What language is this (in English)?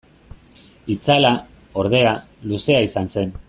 Basque